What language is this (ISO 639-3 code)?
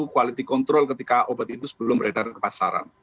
ind